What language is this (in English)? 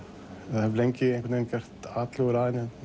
Icelandic